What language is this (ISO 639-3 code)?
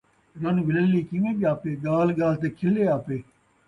skr